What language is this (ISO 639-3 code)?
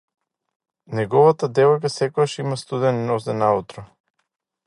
mkd